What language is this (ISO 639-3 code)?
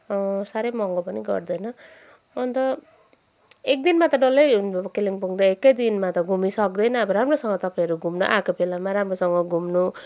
nep